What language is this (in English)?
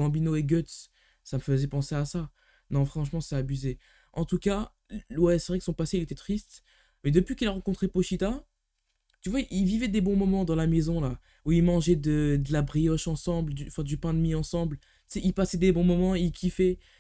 French